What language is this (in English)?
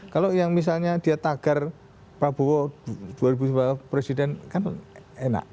Indonesian